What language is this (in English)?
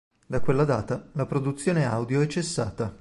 Italian